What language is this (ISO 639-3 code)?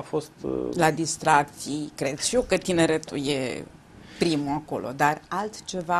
ron